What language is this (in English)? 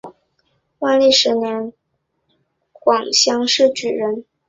Chinese